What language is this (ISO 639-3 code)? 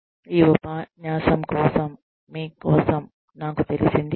tel